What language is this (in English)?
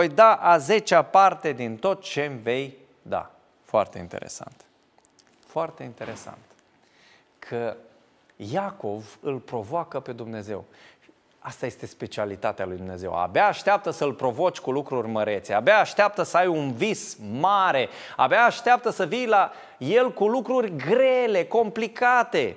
Romanian